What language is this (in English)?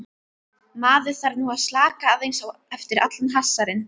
Icelandic